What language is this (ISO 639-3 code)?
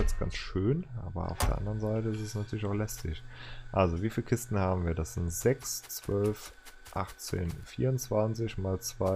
deu